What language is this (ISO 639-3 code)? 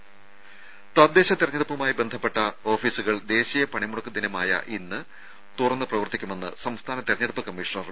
mal